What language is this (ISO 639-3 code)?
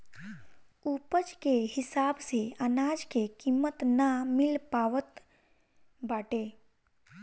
bho